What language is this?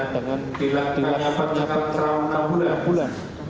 Indonesian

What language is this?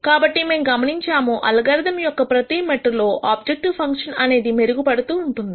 Telugu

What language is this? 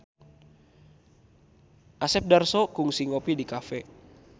Sundanese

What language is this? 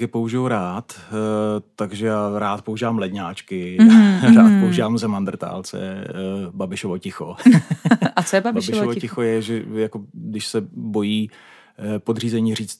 Czech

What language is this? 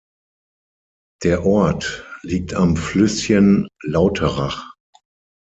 German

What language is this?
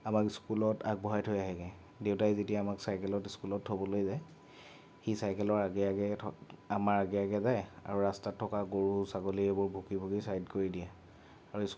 Assamese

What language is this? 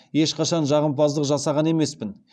Kazakh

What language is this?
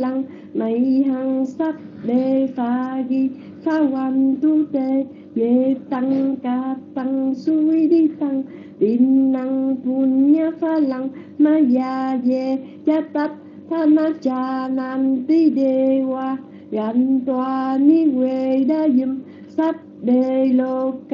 Vietnamese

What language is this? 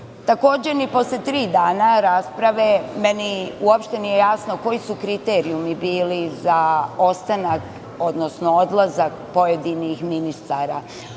Serbian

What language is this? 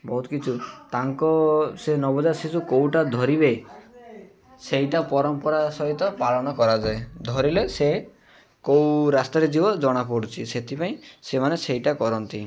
Odia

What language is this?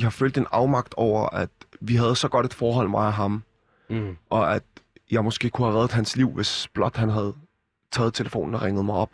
Danish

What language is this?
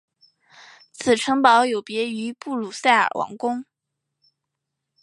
Chinese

